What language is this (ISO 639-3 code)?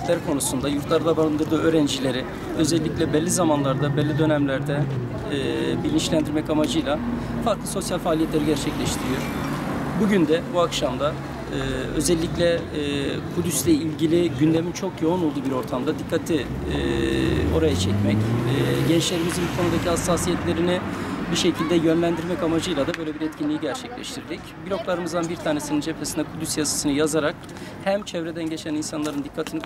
tur